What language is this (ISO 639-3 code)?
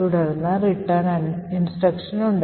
mal